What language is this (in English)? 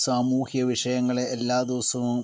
Malayalam